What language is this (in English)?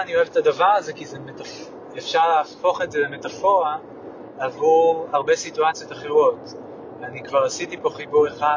Hebrew